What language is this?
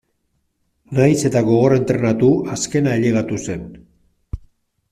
Basque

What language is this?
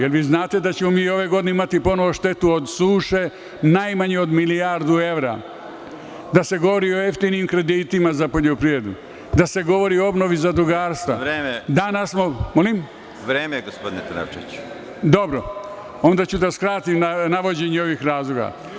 Serbian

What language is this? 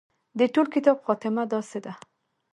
Pashto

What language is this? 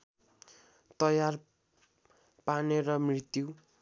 Nepali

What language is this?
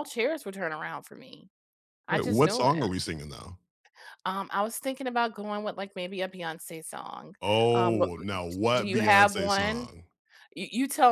English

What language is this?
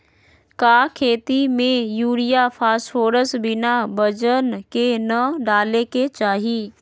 Magahi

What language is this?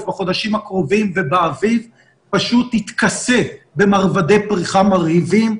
Hebrew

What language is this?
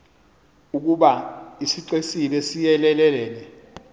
Xhosa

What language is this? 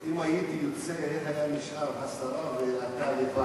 Hebrew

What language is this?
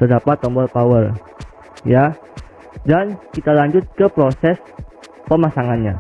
Indonesian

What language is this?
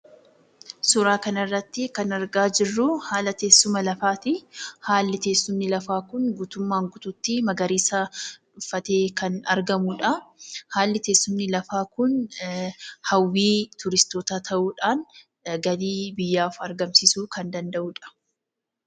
Oromo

